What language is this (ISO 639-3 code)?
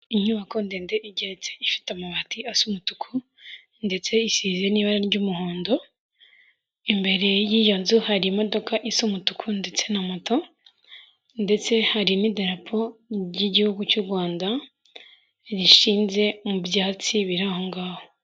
kin